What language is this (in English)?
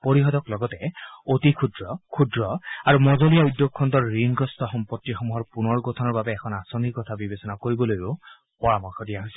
Assamese